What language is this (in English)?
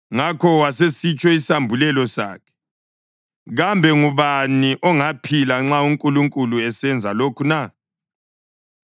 North Ndebele